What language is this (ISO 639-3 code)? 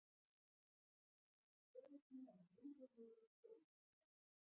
isl